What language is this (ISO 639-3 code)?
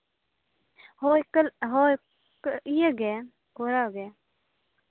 sat